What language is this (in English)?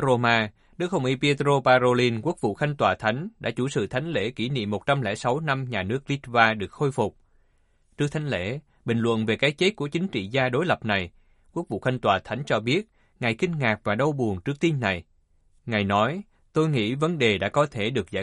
Vietnamese